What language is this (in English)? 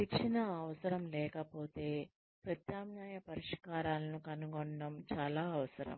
Telugu